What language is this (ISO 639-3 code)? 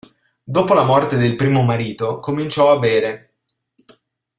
ita